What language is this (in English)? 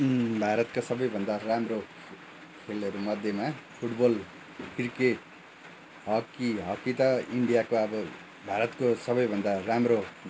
Nepali